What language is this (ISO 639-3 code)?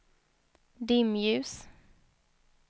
swe